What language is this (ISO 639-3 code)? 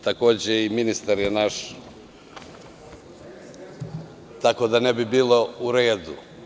srp